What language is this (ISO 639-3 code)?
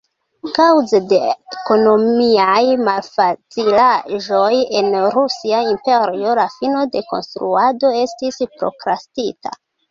epo